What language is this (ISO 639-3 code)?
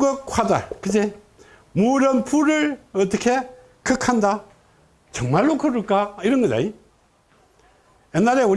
kor